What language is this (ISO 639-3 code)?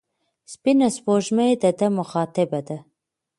pus